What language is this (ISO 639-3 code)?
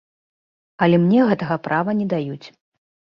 bel